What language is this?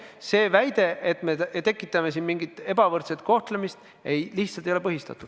Estonian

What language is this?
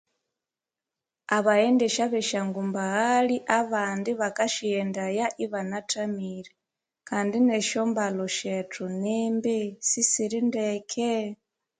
Konzo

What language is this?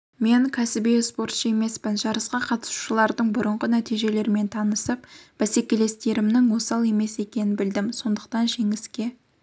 Kazakh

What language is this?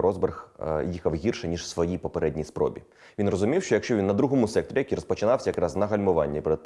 Ukrainian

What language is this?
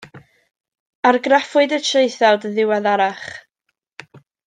Welsh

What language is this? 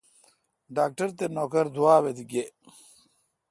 Kalkoti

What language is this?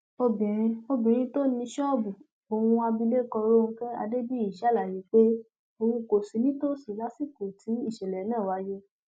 Yoruba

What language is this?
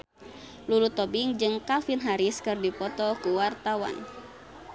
Sundanese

